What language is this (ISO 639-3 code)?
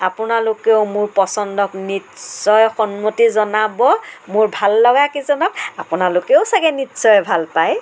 asm